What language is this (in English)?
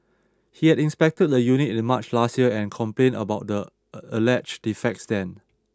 English